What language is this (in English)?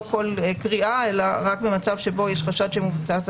Hebrew